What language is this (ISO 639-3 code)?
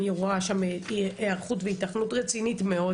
heb